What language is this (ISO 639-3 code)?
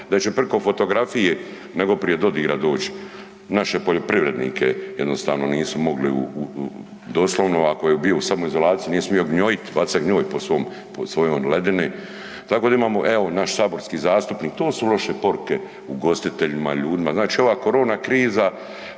hrv